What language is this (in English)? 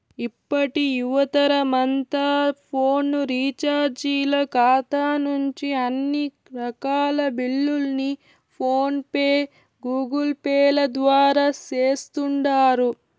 Telugu